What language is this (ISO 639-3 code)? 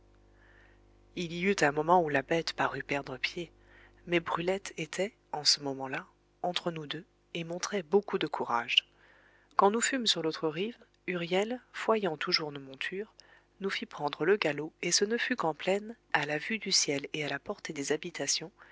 fra